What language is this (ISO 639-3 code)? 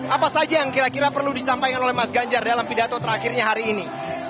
ind